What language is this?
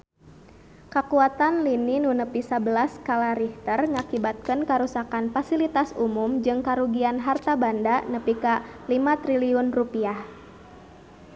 Sundanese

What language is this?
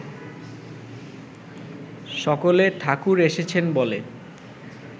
Bangla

